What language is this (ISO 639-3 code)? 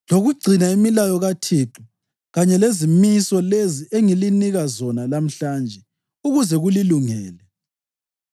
nde